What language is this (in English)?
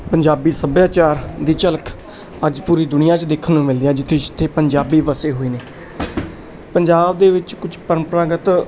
Punjabi